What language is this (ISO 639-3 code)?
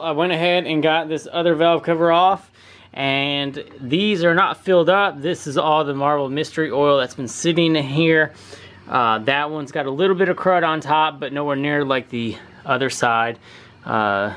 eng